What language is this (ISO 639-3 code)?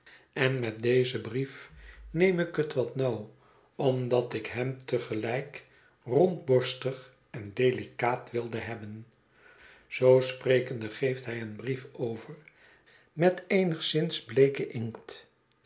nld